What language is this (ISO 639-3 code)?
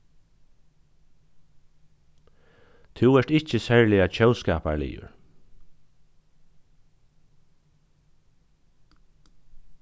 fao